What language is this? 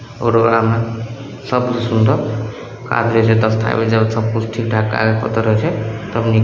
Maithili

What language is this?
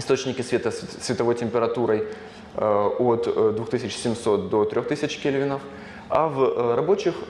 Russian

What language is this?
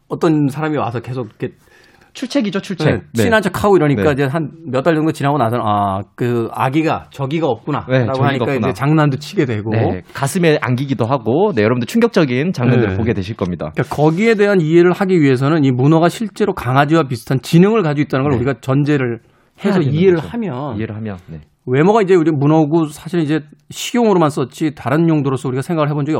Korean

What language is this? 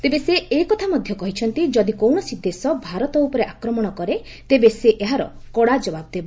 Odia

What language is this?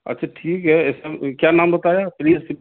Urdu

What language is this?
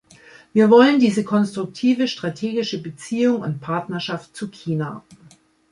German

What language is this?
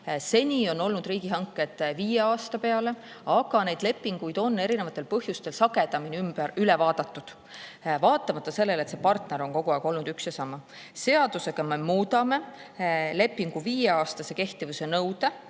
Estonian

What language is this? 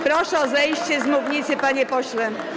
Polish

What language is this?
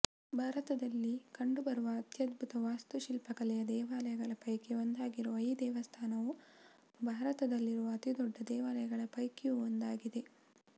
Kannada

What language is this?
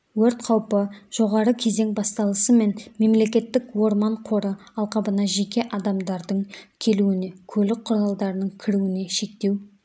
Kazakh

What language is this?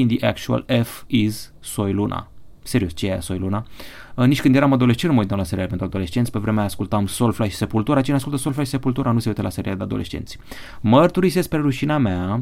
Romanian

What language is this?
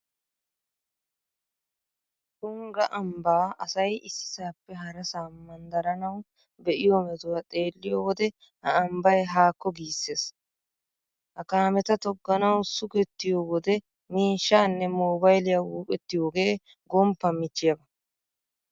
Wolaytta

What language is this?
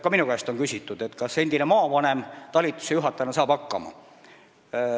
Estonian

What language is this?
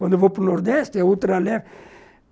Portuguese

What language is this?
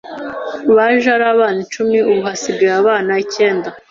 Kinyarwanda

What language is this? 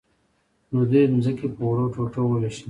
Pashto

